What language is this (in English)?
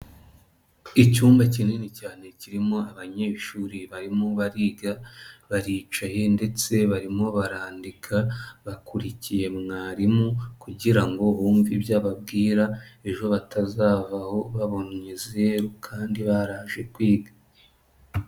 Kinyarwanda